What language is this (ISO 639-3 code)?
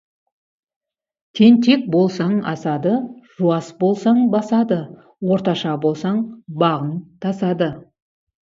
kaz